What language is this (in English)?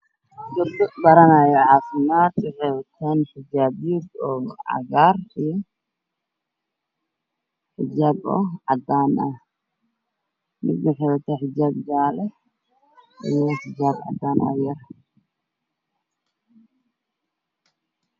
Somali